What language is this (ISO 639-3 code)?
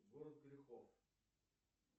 rus